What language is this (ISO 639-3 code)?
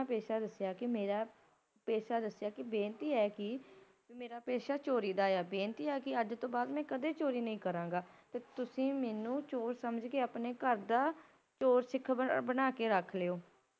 pan